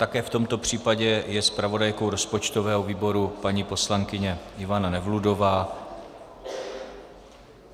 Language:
Czech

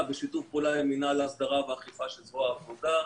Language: Hebrew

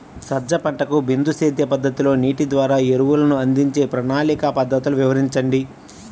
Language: Telugu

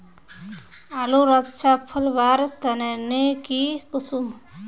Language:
Magahi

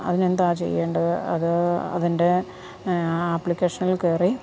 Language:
Malayalam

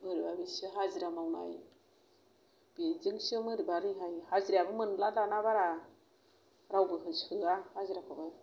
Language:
Bodo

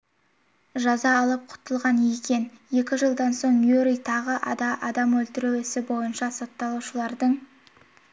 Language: Kazakh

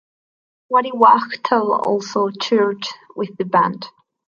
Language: English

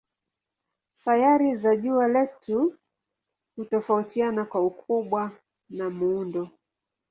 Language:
Swahili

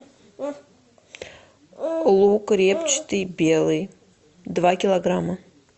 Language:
Russian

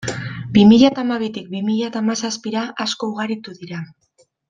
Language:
Basque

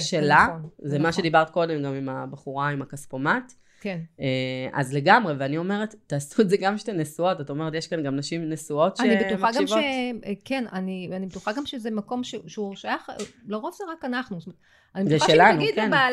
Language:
Hebrew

